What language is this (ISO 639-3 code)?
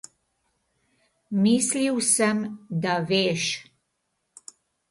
slv